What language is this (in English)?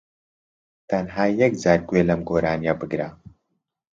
Central Kurdish